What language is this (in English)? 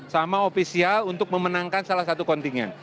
Indonesian